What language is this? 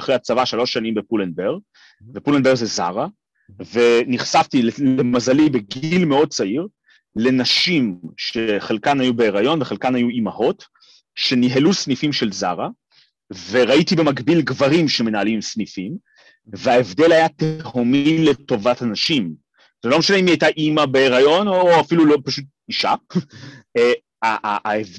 Hebrew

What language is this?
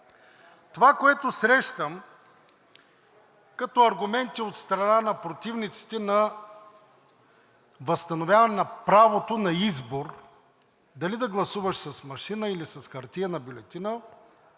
Bulgarian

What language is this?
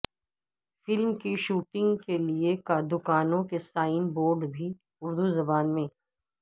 Urdu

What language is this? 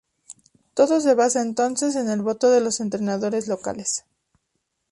Spanish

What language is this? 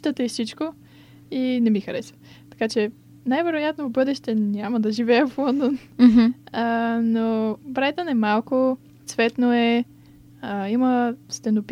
Bulgarian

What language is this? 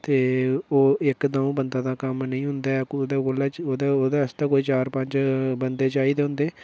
Dogri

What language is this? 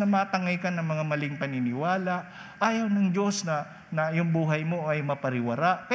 Filipino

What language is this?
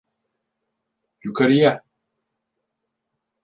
Turkish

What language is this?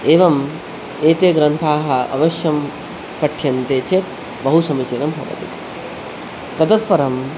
Sanskrit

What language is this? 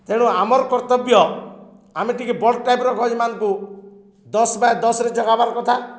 Odia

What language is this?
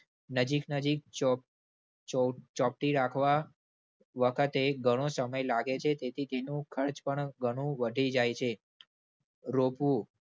Gujarati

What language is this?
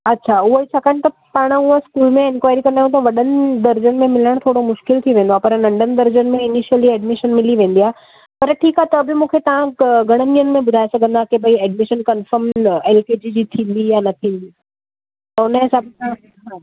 Sindhi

